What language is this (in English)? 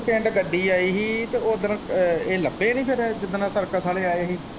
Punjabi